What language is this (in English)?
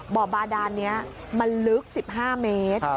Thai